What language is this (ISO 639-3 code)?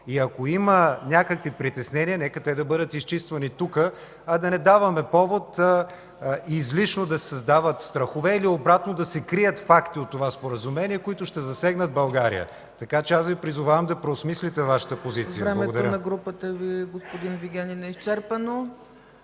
bul